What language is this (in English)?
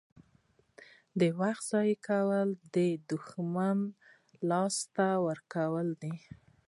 Pashto